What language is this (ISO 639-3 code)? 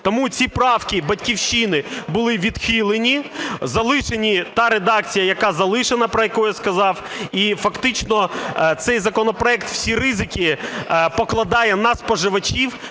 ukr